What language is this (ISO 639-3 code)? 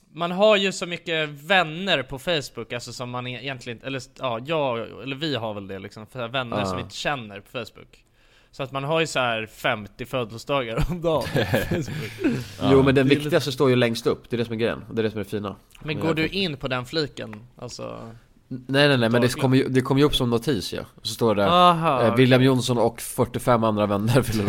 swe